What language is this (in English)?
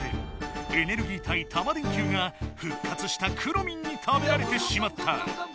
Japanese